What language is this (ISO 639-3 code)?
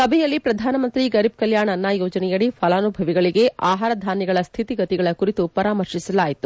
kan